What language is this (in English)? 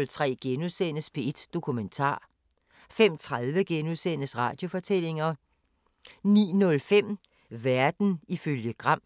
Danish